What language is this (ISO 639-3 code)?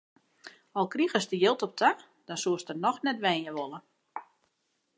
fry